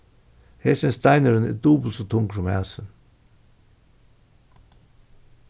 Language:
Faroese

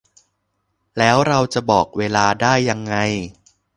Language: Thai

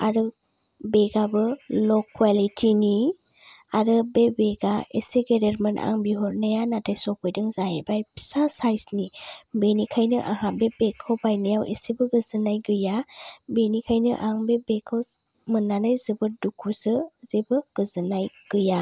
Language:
Bodo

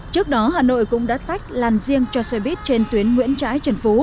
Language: Vietnamese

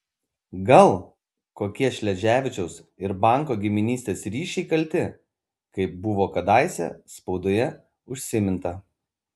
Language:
Lithuanian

